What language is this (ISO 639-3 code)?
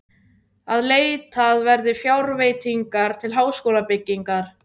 isl